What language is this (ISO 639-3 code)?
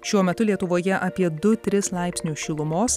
lit